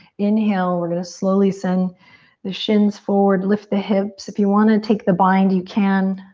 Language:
English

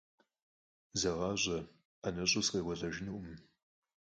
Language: Kabardian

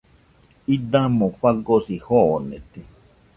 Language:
Nüpode Huitoto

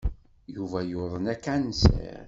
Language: Kabyle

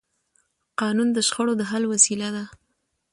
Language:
Pashto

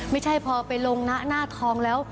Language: Thai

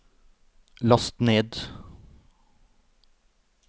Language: Norwegian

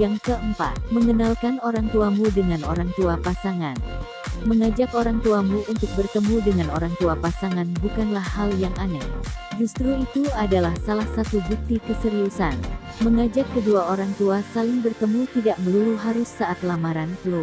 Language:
Indonesian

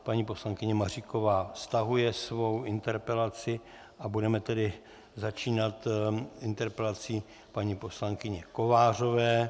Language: Czech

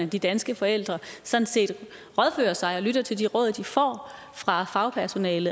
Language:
Danish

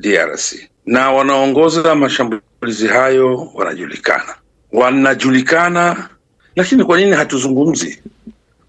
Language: Swahili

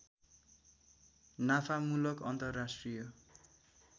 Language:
Nepali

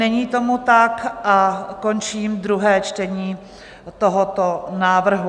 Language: Czech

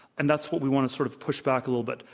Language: English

